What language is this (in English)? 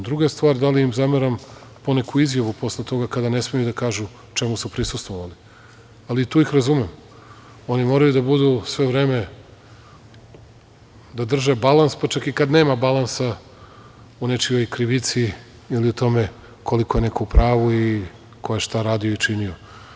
Serbian